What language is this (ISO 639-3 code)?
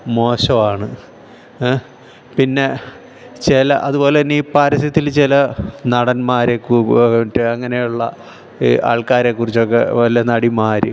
mal